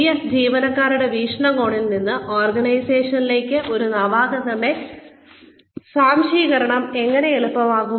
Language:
Malayalam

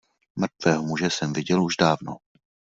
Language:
Czech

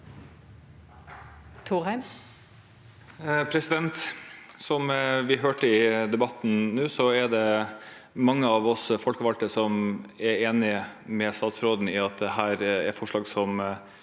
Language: Norwegian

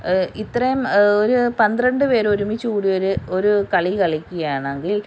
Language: Malayalam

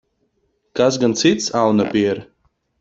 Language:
Latvian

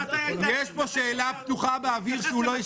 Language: Hebrew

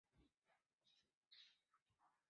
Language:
Chinese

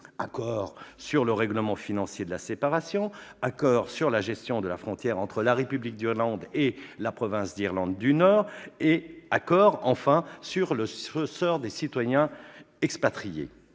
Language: French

